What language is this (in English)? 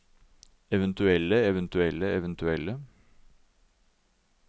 Norwegian